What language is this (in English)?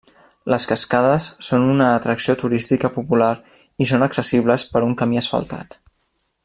Catalan